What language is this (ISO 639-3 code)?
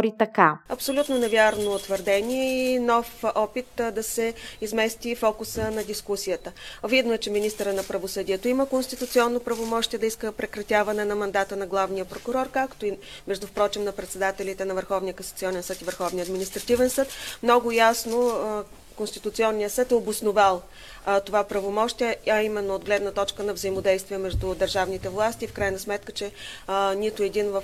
bul